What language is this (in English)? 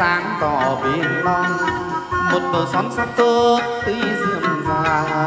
Vietnamese